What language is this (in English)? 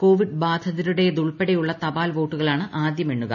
Malayalam